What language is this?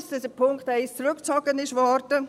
Swiss German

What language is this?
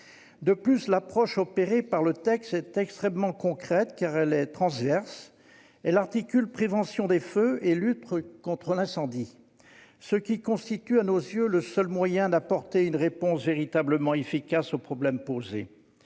French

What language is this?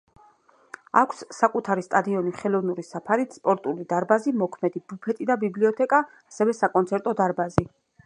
Georgian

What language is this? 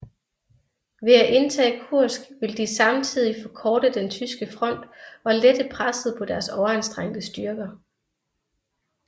Danish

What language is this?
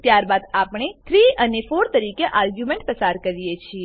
Gujarati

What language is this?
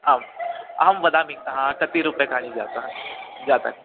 Sanskrit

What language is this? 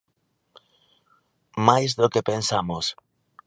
Galician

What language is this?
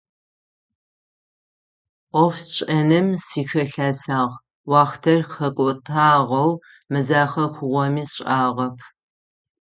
Adyghe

